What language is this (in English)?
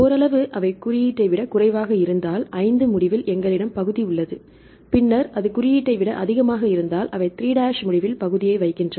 Tamil